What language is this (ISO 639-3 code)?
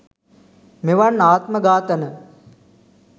sin